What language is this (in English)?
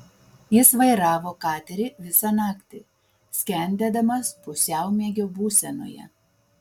Lithuanian